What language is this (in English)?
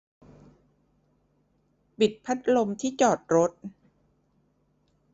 Thai